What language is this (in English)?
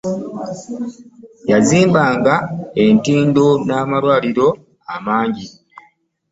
Ganda